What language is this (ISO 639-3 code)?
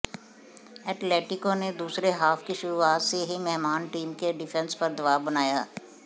hin